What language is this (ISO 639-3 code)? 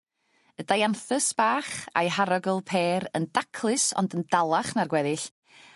cym